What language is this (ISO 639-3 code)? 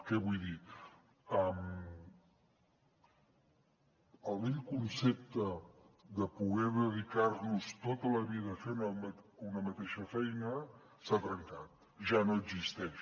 cat